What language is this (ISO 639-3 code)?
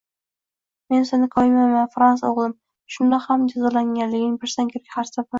uzb